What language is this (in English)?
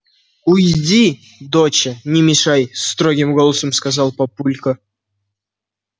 Russian